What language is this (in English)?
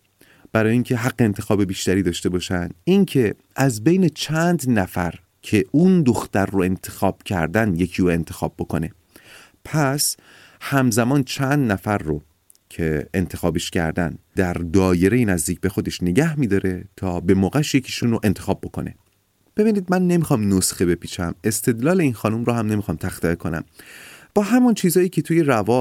Persian